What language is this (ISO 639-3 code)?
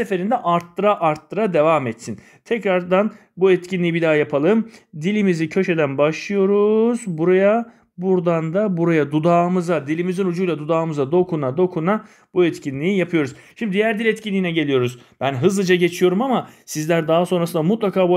tur